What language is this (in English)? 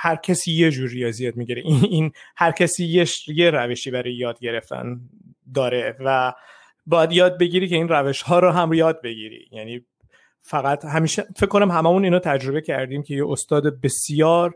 Persian